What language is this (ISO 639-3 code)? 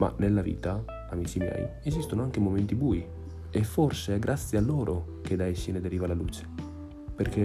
ita